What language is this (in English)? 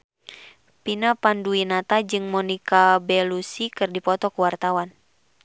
Sundanese